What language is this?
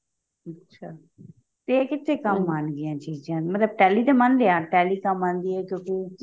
Punjabi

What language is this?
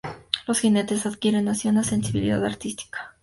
Spanish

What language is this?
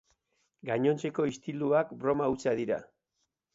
Basque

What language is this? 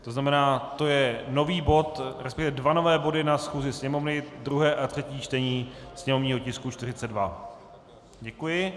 Czech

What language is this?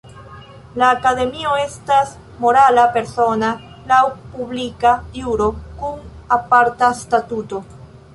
Esperanto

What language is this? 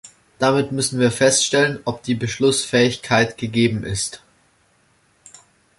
German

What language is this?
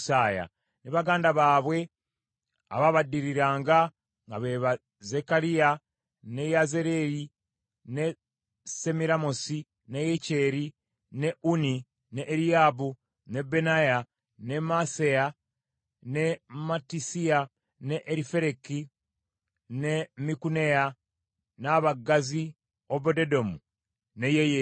Ganda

